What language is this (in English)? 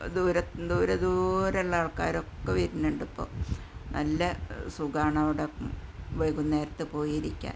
Malayalam